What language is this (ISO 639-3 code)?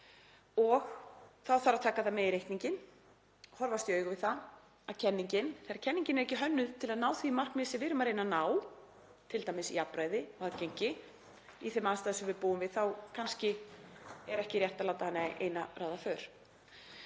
isl